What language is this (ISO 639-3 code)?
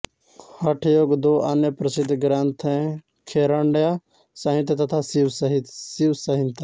hin